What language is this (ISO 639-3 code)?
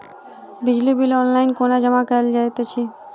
mai